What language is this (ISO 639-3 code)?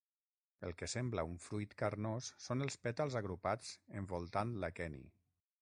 cat